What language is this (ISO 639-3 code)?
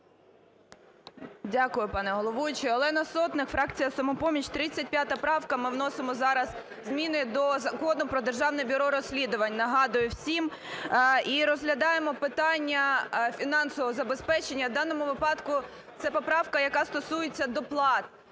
ukr